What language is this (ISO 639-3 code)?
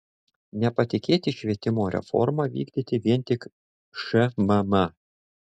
lit